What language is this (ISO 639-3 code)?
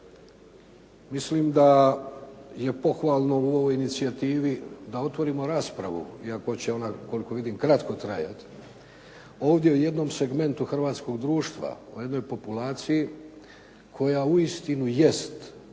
hrv